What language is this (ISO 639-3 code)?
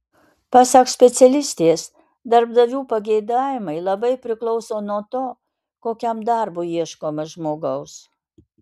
lit